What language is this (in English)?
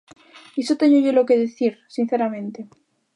Galician